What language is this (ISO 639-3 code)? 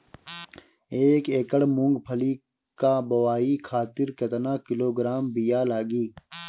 bho